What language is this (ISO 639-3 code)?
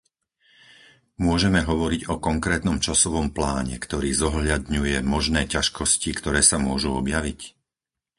slk